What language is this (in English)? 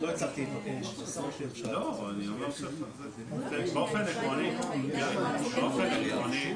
Hebrew